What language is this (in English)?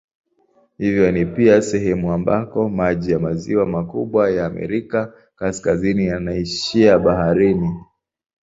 Swahili